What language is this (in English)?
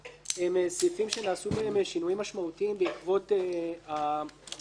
Hebrew